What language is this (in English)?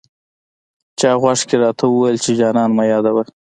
Pashto